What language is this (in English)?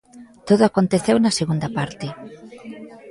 Galician